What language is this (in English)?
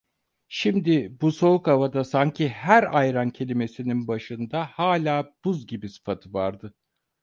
Turkish